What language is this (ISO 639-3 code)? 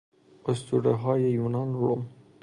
fas